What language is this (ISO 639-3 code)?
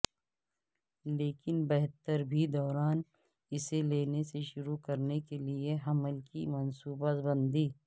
urd